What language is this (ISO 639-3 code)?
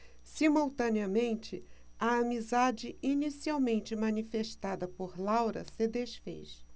por